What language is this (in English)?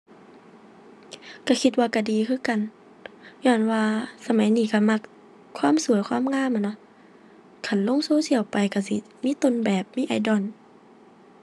Thai